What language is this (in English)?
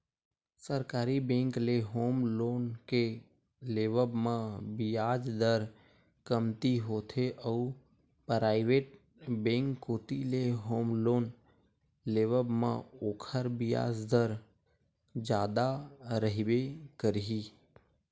Chhattisgarhi